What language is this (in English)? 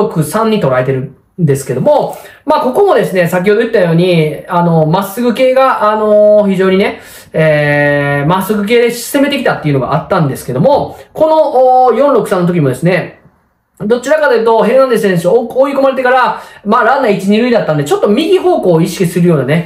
Japanese